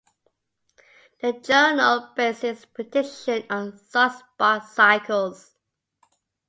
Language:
English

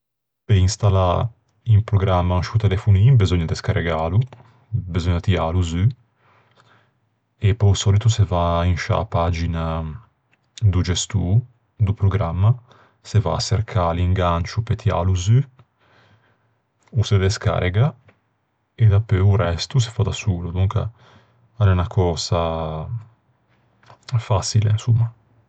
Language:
Ligurian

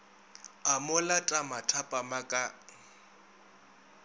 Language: Northern Sotho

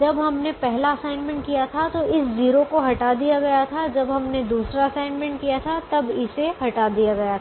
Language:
Hindi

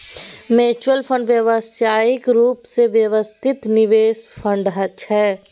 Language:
Maithili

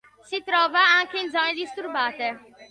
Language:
Italian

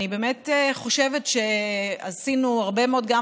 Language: Hebrew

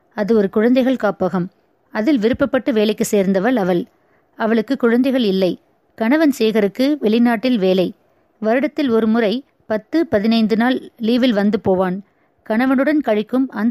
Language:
Tamil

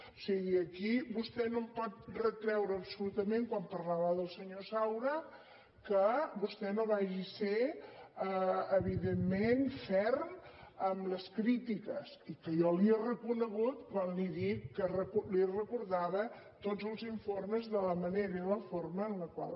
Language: Catalan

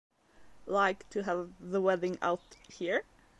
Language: English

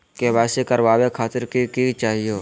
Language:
Magahi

